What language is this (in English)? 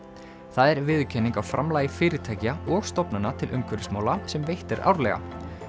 Icelandic